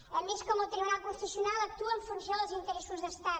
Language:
Catalan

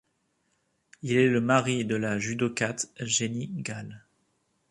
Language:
French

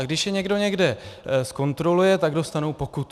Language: Czech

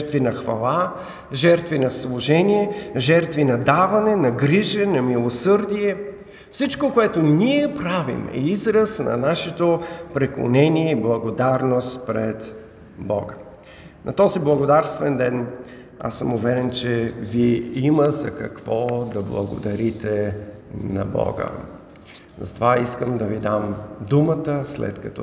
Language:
Bulgarian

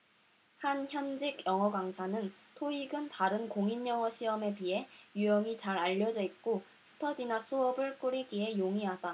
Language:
Korean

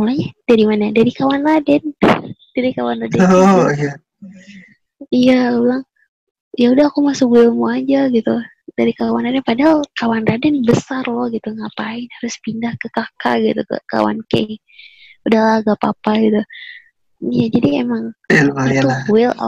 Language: Indonesian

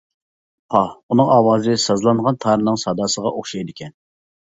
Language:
Uyghur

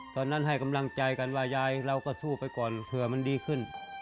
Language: Thai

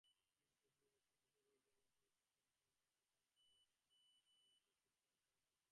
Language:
Bangla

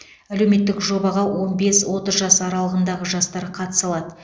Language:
Kazakh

